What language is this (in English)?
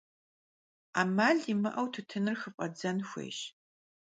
Kabardian